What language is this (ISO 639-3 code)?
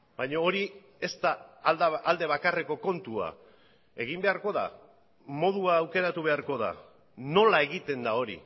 eus